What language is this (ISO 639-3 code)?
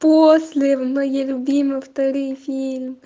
rus